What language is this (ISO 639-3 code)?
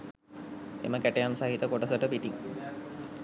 sin